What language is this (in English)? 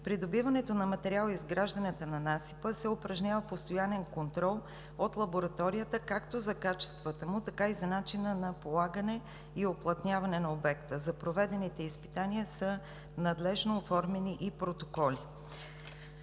Bulgarian